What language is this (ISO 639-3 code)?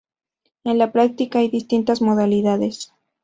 spa